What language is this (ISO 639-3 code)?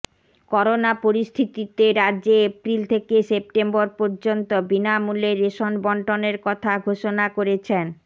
ben